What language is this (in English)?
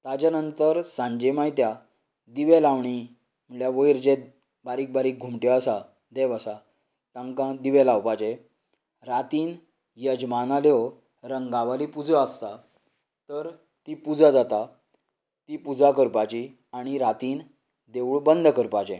Konkani